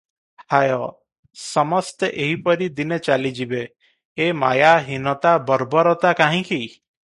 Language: Odia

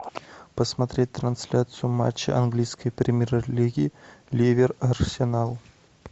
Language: Russian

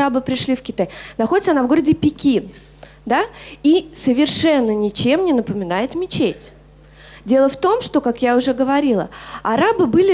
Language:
Russian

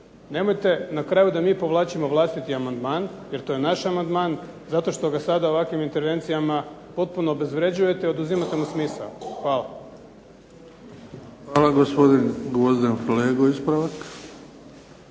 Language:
Croatian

